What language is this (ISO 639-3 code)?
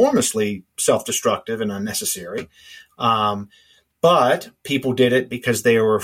eng